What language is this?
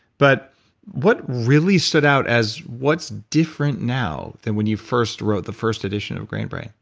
English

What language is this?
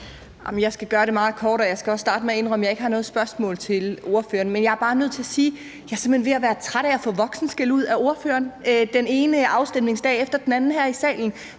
Danish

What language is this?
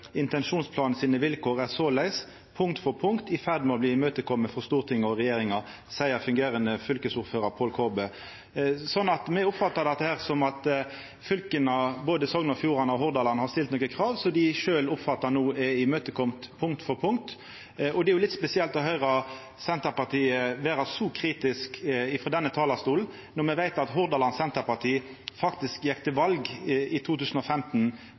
Norwegian Nynorsk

